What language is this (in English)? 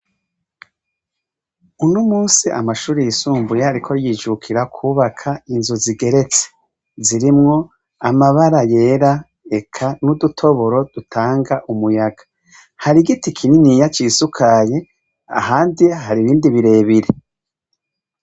Rundi